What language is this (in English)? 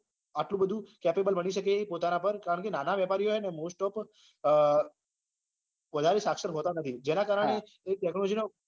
Gujarati